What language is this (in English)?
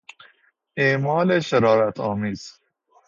Persian